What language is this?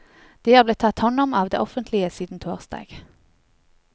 Norwegian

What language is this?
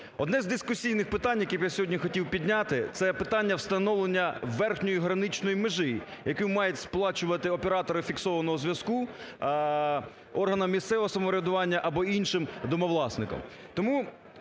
Ukrainian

